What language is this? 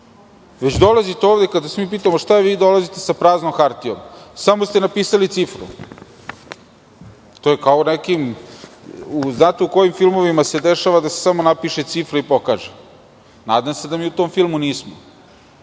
Serbian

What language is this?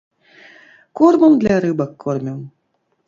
Belarusian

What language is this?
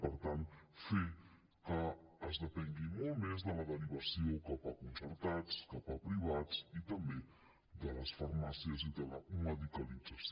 Catalan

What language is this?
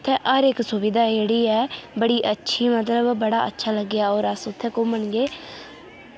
Dogri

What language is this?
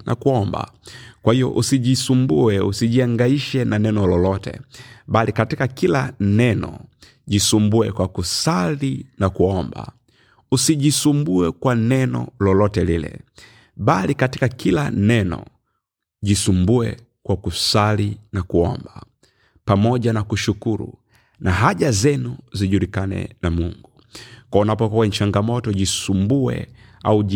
Swahili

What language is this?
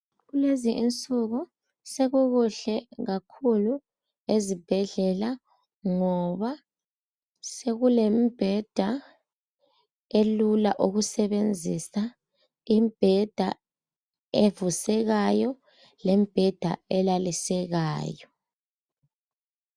North Ndebele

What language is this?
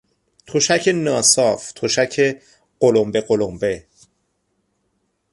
Persian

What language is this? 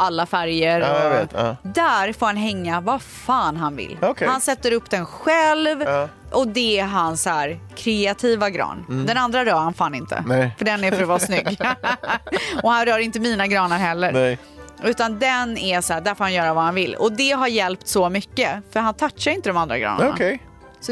Swedish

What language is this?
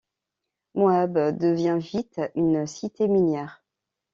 French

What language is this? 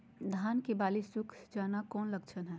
Magahi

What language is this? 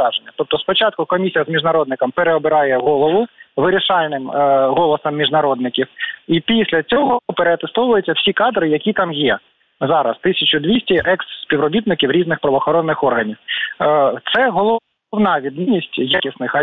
Ukrainian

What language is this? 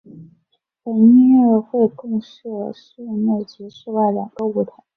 Chinese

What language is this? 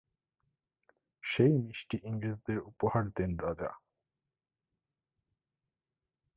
Bangla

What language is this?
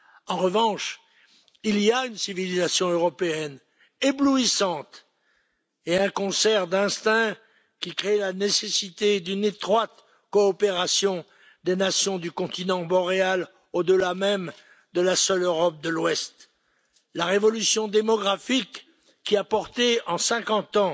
French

